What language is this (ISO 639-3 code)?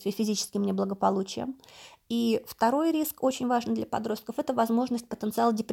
rus